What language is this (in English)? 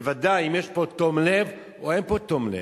Hebrew